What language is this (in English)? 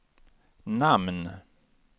Swedish